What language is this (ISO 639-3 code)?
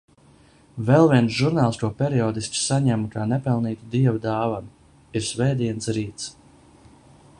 lav